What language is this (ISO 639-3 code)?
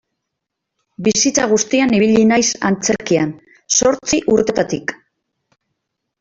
eus